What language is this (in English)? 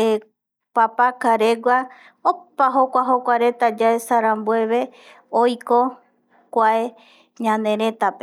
Eastern Bolivian Guaraní